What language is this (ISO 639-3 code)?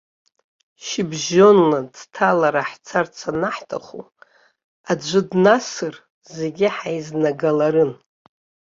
abk